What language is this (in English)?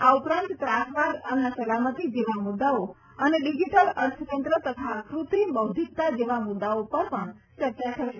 Gujarati